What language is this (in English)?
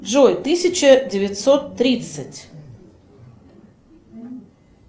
Russian